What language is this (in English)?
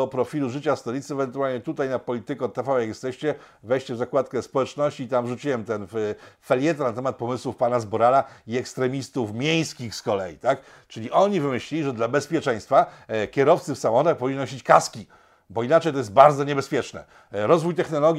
Polish